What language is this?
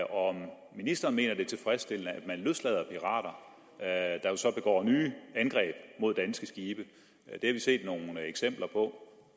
Danish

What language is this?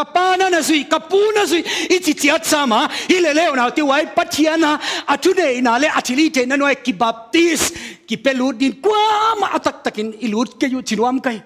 Thai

